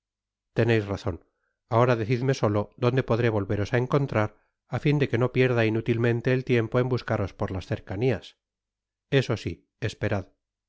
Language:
Spanish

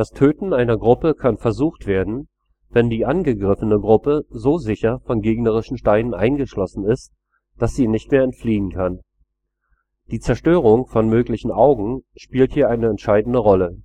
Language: German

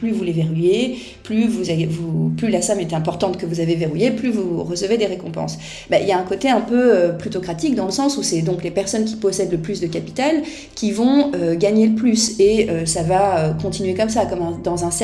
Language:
French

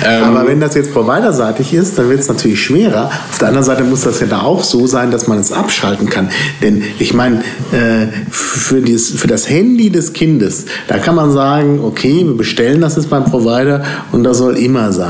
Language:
German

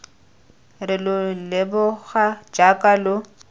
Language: Tswana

